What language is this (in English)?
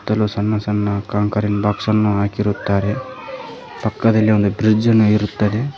Kannada